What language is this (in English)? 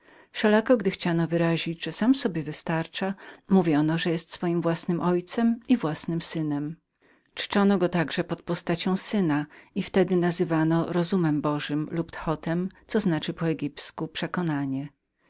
Polish